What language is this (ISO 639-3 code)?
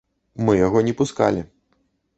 bel